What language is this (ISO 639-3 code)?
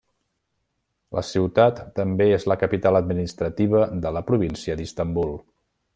cat